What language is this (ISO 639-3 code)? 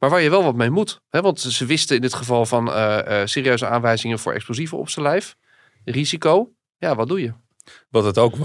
nld